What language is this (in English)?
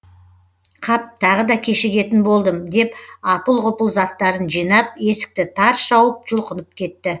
Kazakh